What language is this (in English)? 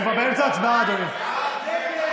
Hebrew